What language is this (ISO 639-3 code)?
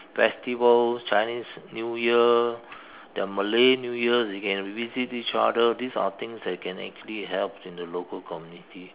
eng